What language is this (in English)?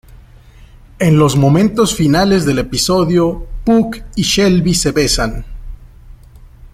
Spanish